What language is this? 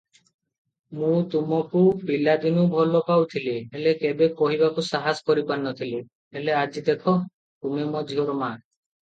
Odia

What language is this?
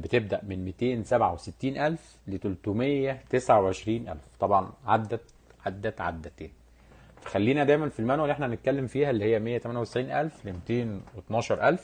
Arabic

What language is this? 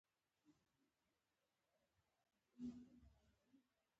Pashto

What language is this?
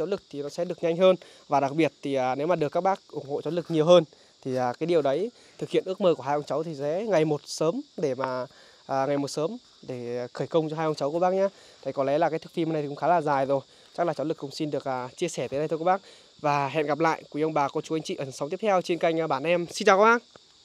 Vietnamese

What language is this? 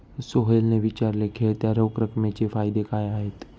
Marathi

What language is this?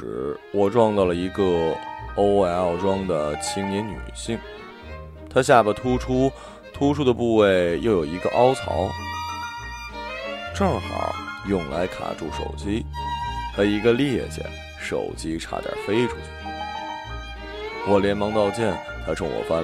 Chinese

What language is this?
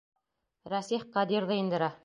Bashkir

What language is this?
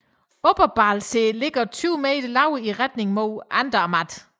Danish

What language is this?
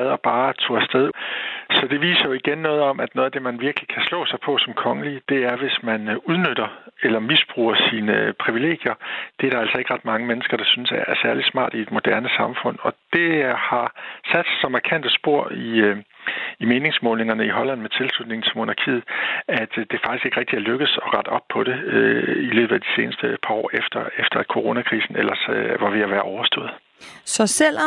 Danish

